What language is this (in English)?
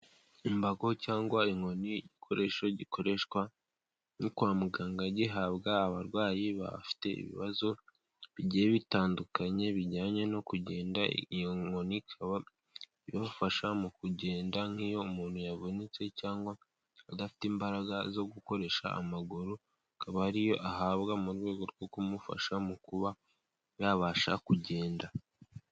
Kinyarwanda